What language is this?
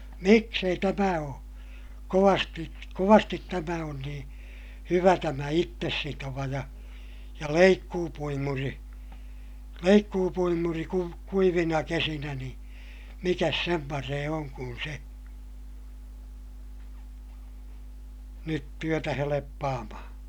Finnish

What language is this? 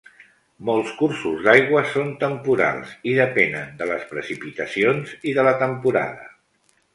Catalan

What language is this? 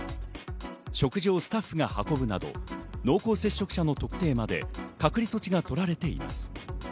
Japanese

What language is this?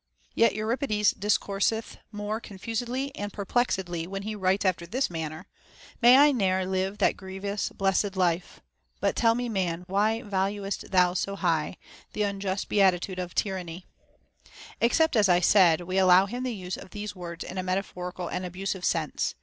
English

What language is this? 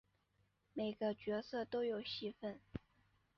Chinese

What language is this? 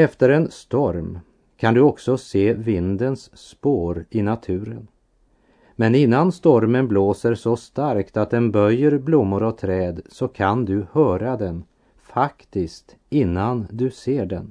Swedish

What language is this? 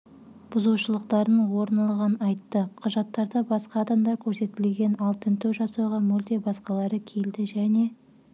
Kazakh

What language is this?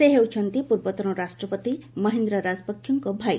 Odia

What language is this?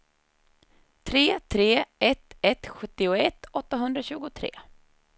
Swedish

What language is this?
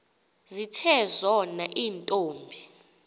Xhosa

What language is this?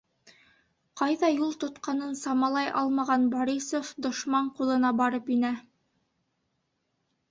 Bashkir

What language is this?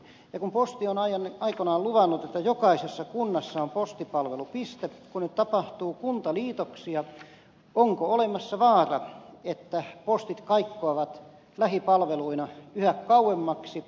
Finnish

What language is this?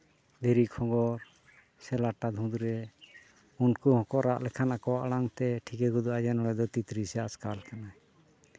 Santali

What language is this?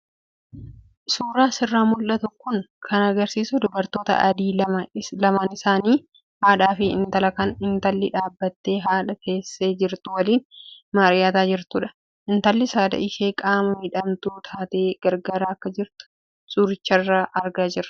Oromo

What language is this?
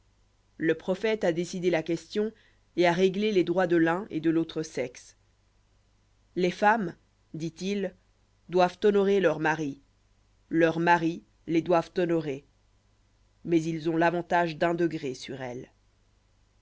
French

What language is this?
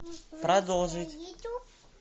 Russian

